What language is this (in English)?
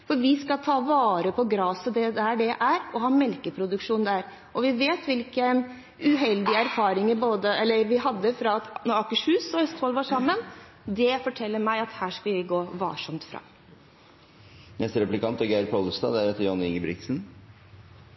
Norwegian Bokmål